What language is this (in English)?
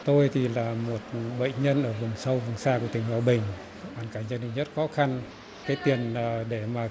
Vietnamese